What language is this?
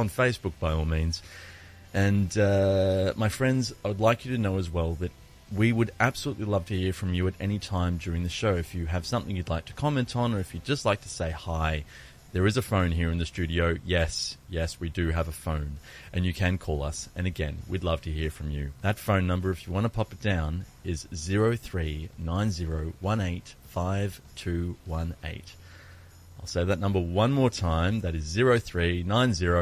Greek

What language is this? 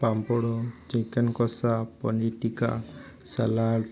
Odia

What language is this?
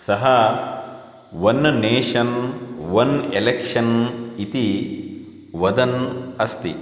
Sanskrit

